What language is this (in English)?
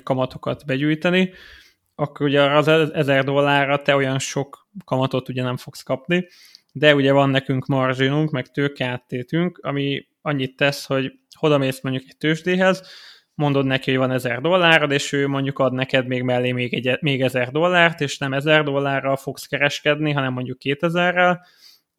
Hungarian